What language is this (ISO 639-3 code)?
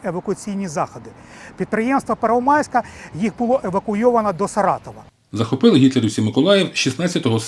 ukr